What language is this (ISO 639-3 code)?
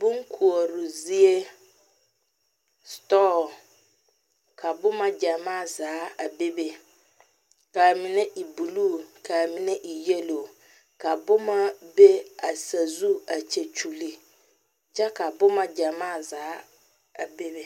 dga